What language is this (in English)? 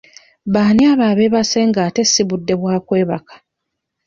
Ganda